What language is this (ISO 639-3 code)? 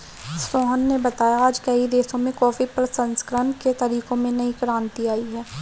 hin